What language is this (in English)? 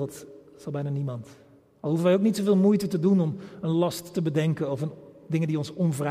Dutch